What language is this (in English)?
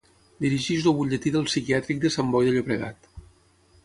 Catalan